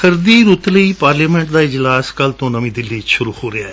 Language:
Punjabi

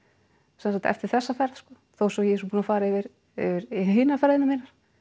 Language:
Icelandic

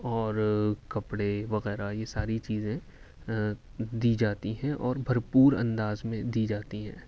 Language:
Urdu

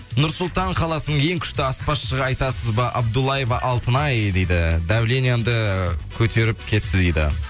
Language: Kazakh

